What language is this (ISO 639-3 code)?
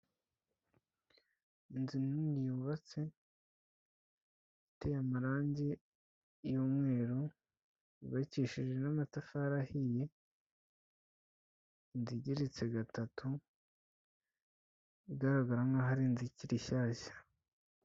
kin